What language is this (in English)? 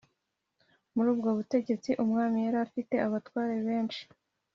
Kinyarwanda